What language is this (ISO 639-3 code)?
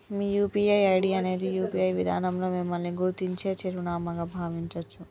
tel